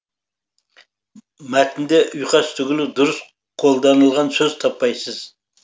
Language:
Kazakh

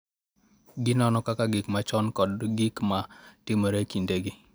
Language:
Luo (Kenya and Tanzania)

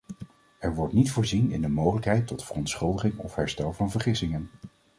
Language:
Dutch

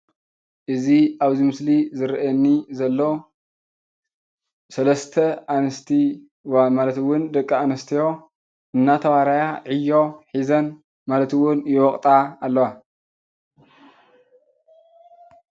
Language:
Tigrinya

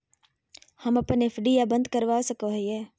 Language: Magahi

